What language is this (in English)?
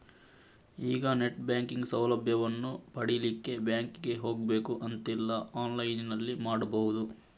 Kannada